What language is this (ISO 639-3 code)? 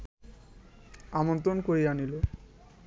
ben